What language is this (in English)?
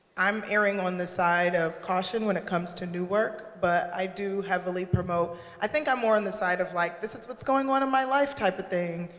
English